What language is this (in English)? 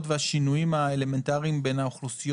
Hebrew